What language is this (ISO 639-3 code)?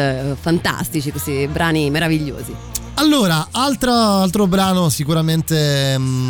ita